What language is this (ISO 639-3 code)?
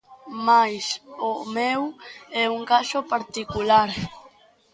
glg